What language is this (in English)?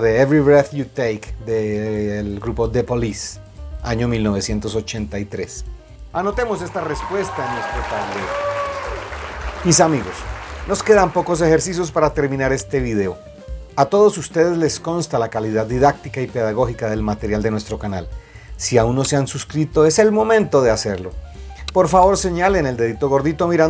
Spanish